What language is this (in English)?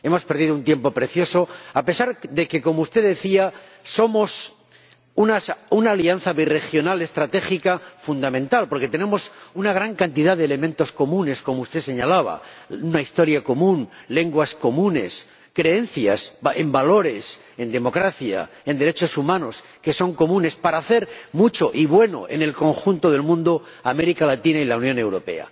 Spanish